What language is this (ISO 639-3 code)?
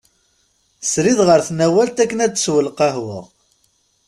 kab